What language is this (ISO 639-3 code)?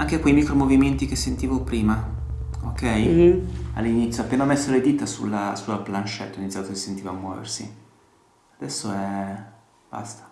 ita